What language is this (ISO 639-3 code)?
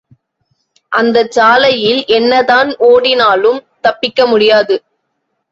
tam